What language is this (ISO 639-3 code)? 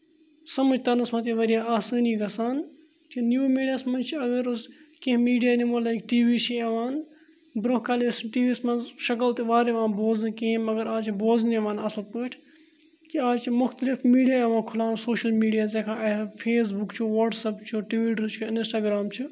kas